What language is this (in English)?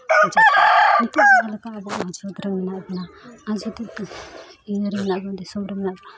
Santali